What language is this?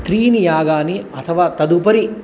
Sanskrit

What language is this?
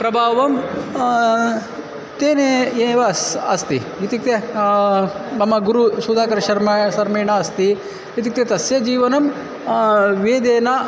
Sanskrit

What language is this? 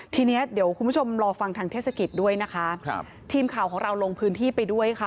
Thai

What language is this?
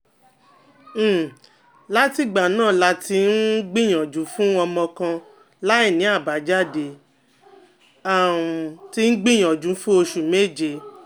Yoruba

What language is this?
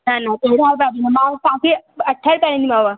Sindhi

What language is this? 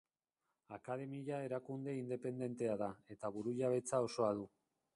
Basque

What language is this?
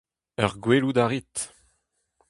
Breton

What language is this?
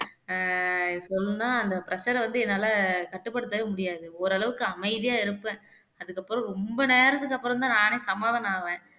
Tamil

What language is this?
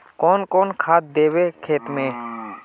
Magahi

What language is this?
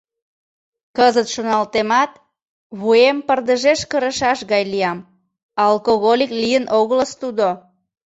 Mari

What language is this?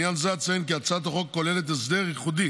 Hebrew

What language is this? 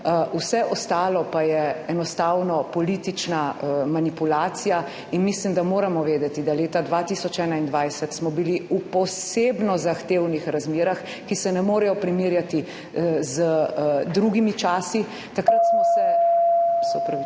Slovenian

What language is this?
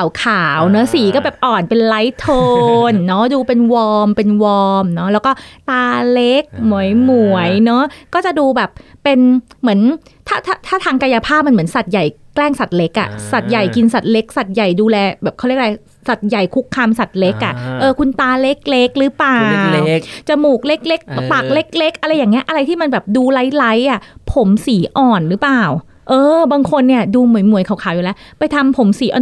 Thai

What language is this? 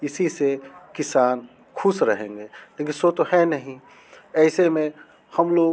Hindi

